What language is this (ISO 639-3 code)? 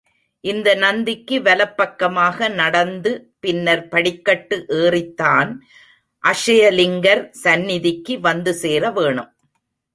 tam